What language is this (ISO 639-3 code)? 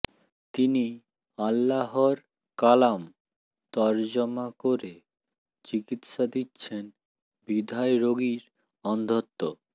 ben